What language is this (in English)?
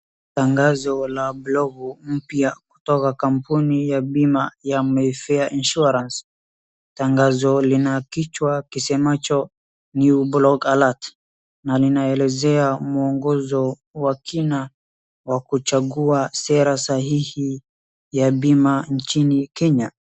Swahili